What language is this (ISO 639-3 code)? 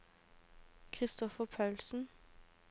nor